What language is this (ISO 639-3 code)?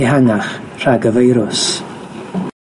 cym